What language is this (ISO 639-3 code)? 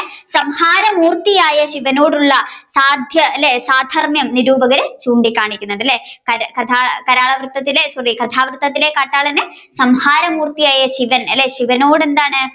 mal